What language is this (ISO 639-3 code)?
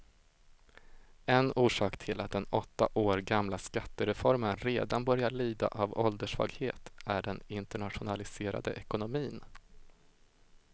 swe